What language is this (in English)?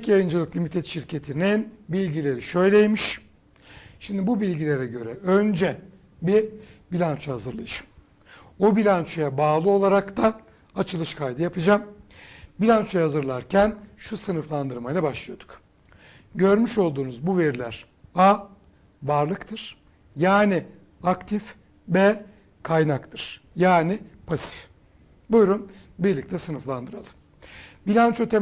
Turkish